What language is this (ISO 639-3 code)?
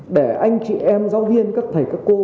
vie